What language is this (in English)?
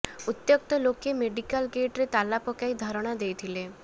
Odia